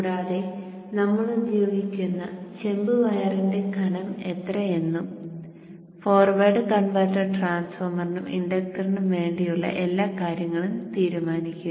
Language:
Malayalam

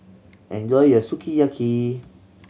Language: English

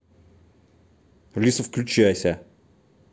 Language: Russian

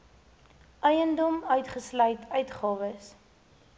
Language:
Afrikaans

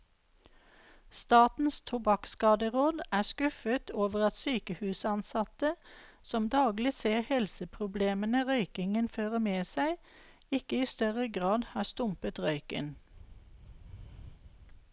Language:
Norwegian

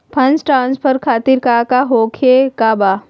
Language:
Magahi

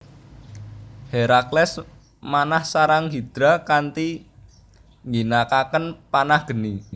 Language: Javanese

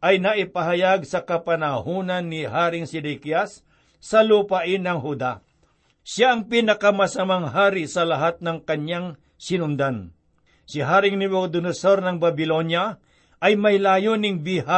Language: Filipino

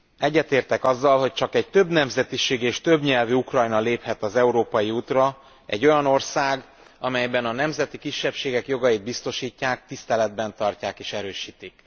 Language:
Hungarian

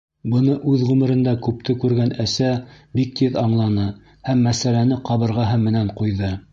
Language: Bashkir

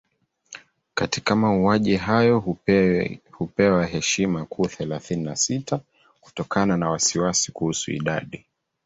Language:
Swahili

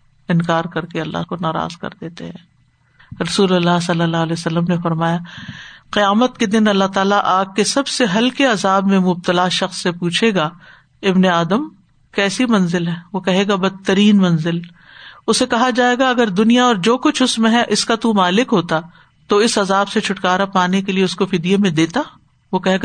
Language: Urdu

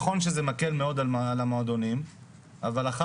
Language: Hebrew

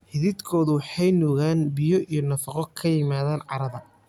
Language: Somali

